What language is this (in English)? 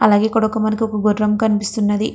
Telugu